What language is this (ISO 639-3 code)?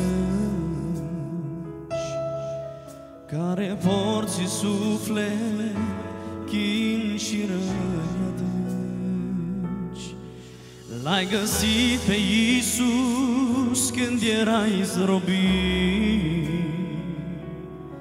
ron